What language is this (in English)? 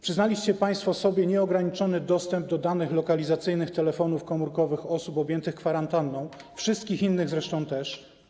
Polish